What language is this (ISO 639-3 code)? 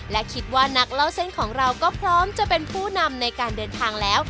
tha